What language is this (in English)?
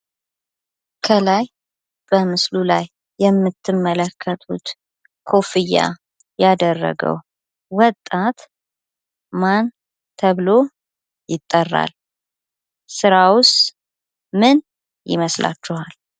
Amharic